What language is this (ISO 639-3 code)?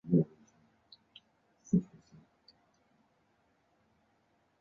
zho